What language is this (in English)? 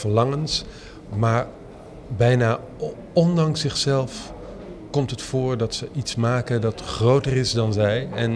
Dutch